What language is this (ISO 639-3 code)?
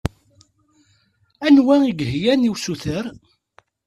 kab